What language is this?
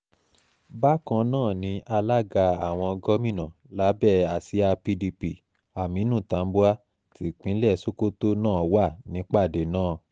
Yoruba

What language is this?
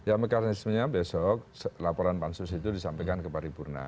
Indonesian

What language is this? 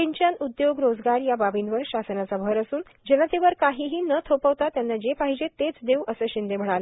Marathi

